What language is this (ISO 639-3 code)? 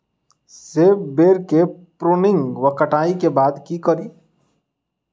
mai